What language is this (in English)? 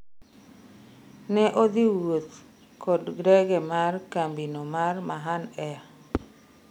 Luo (Kenya and Tanzania)